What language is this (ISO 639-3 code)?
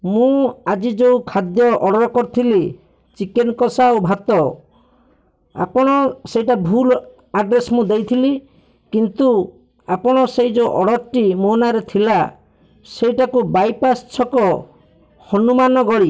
ori